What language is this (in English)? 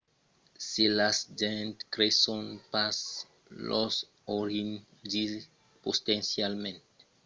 Occitan